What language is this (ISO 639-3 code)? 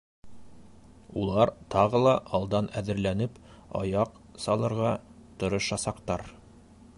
bak